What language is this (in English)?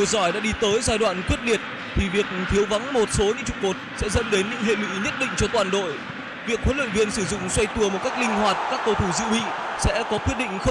Vietnamese